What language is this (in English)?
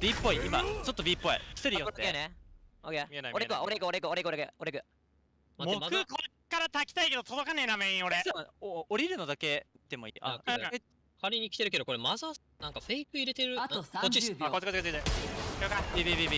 Japanese